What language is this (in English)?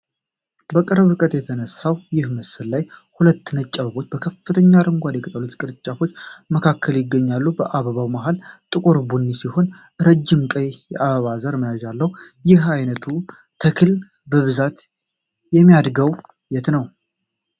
Amharic